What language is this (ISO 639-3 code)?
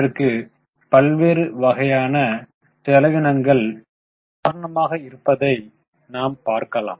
tam